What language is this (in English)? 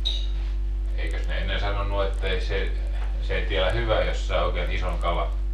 Finnish